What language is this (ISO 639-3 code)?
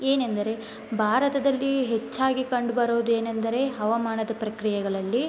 kan